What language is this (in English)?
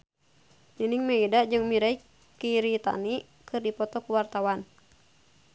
Sundanese